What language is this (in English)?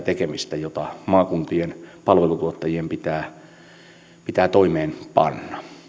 Finnish